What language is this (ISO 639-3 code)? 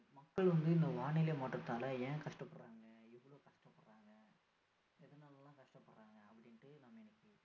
tam